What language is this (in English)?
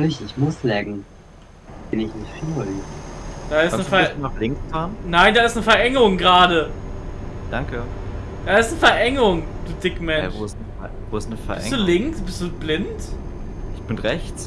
German